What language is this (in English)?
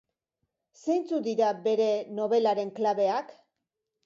Basque